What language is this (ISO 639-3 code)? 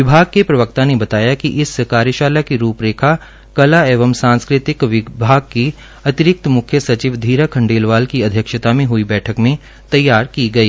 hin